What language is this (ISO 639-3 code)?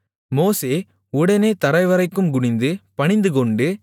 tam